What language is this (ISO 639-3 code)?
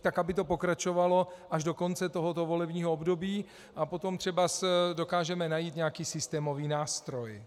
ces